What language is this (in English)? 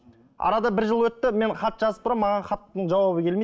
Kazakh